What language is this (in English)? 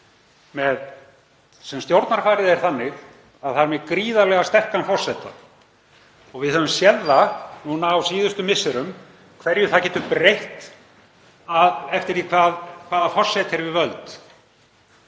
Icelandic